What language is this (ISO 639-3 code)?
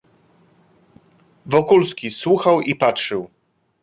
pol